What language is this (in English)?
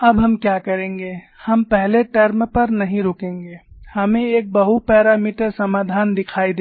Hindi